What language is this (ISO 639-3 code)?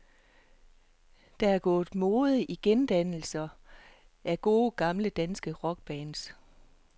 dan